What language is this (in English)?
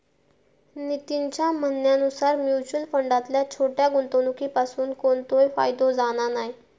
Marathi